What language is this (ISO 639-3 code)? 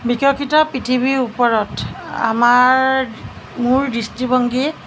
asm